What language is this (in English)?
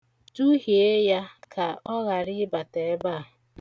Igbo